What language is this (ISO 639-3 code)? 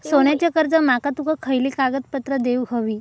mar